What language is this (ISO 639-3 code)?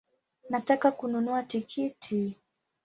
swa